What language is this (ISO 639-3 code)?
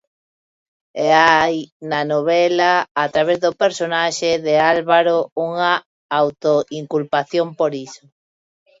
glg